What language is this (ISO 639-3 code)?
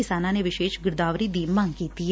pan